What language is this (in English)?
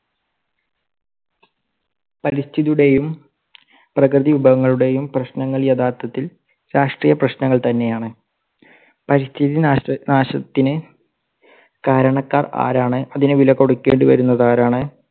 Malayalam